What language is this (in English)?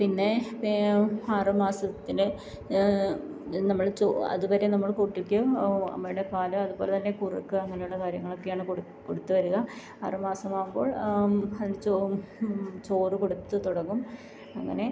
Malayalam